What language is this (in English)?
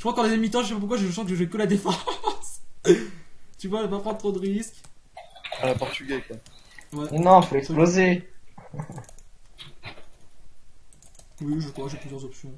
French